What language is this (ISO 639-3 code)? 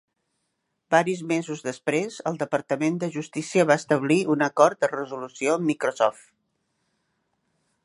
cat